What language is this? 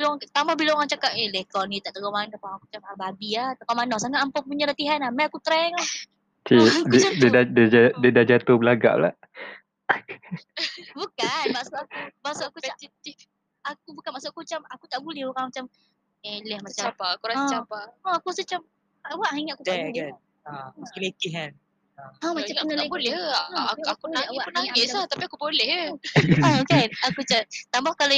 Malay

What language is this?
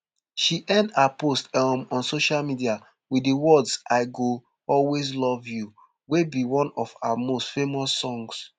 Nigerian Pidgin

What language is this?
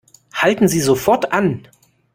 German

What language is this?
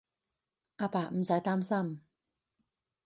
Cantonese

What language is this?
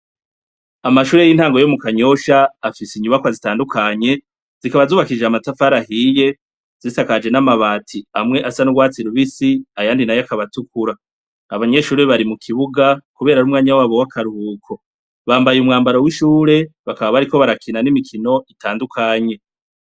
Rundi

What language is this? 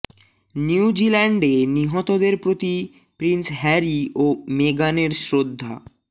Bangla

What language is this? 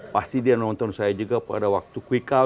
Indonesian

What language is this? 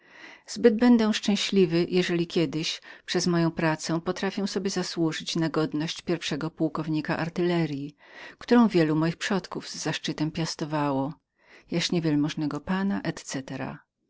Polish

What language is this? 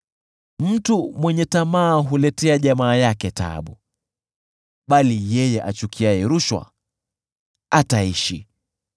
Swahili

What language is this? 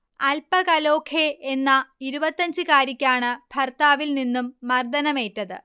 Malayalam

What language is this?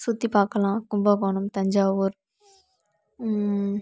Tamil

